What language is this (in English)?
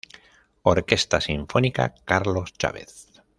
Spanish